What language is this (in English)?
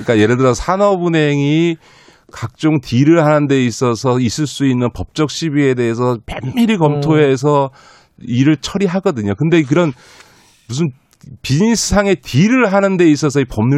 Korean